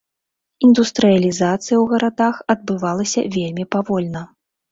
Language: Belarusian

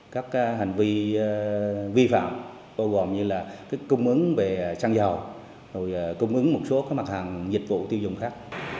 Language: Vietnamese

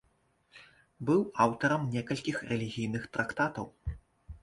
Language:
Belarusian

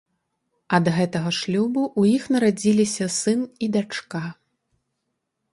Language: Belarusian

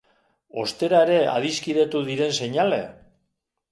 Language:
Basque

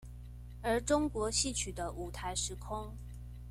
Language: Chinese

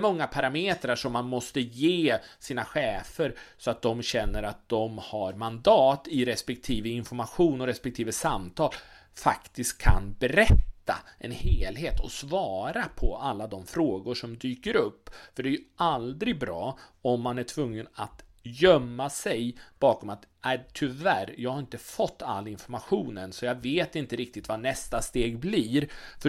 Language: Swedish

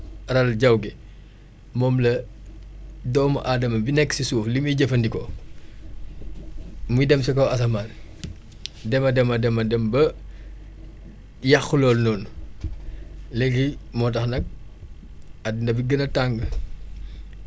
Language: Wolof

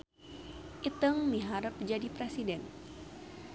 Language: Sundanese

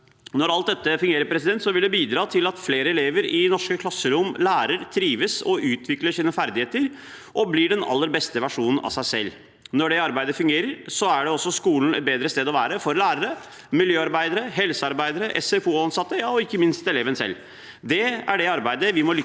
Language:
Norwegian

